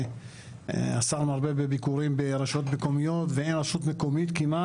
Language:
Hebrew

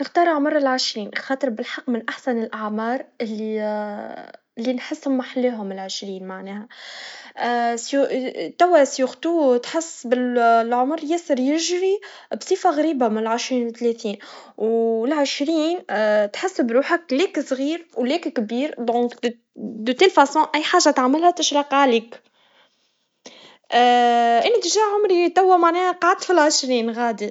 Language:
Tunisian Arabic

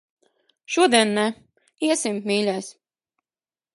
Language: Latvian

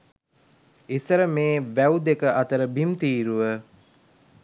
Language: Sinhala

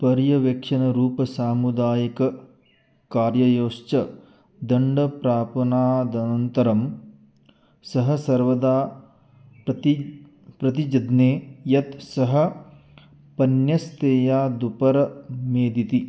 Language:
Sanskrit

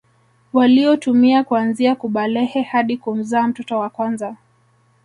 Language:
Swahili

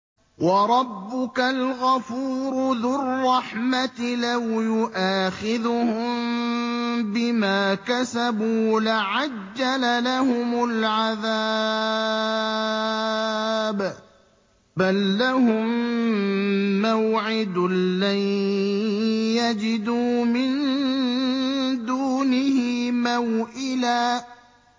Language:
Arabic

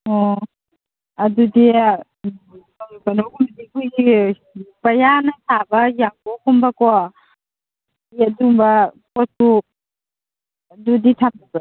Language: Manipuri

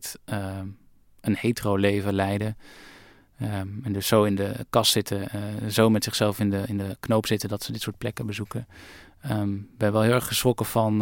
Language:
Dutch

